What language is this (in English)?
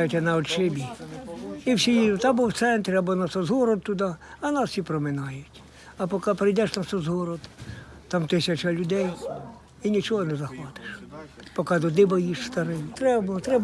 Ukrainian